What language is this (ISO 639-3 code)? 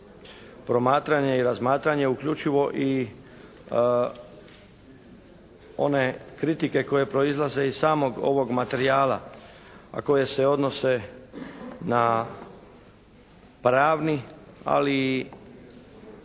hrv